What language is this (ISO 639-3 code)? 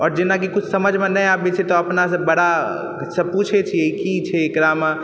mai